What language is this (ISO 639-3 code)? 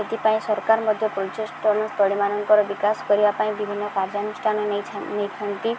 ori